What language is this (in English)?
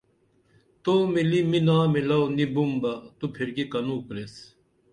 Dameli